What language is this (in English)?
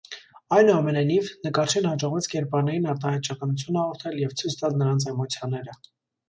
Armenian